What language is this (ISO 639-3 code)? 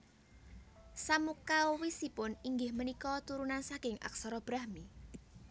jav